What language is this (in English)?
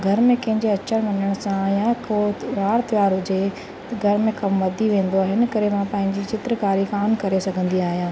Sindhi